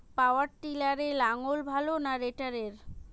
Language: Bangla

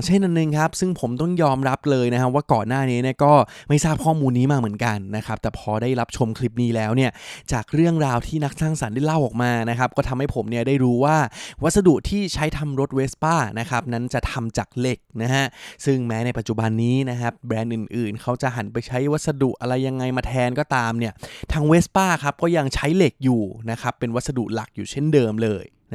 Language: Thai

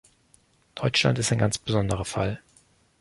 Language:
German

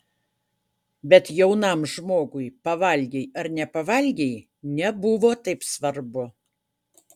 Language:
Lithuanian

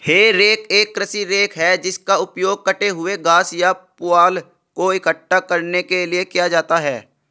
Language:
Hindi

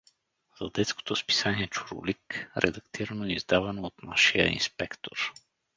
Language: Bulgarian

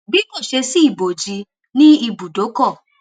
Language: Yoruba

